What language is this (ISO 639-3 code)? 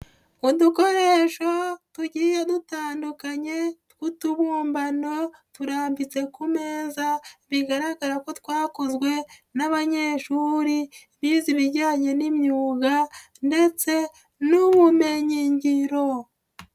kin